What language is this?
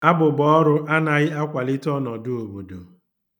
Igbo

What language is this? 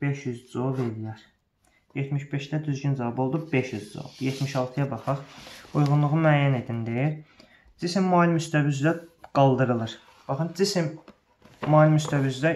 Turkish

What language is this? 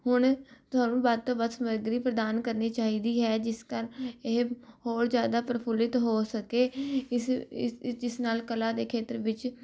Punjabi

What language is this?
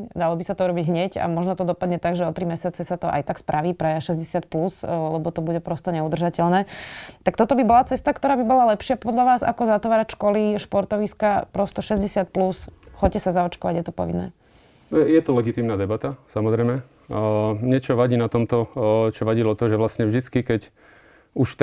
Slovak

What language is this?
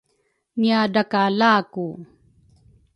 Rukai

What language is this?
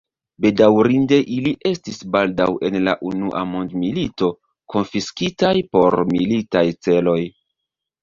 Esperanto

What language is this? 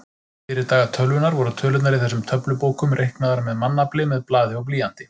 Icelandic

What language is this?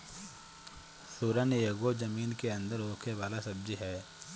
Bhojpuri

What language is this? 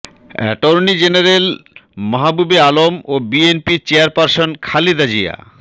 Bangla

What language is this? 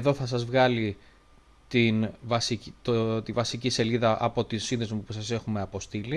Greek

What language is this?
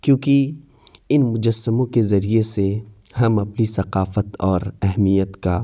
Urdu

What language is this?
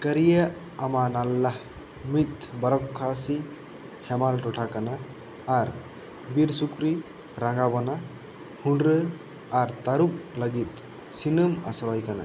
Santali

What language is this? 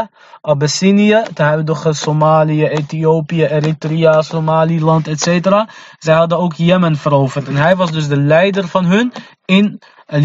Dutch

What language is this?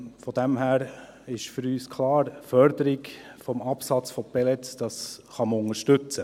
Swiss German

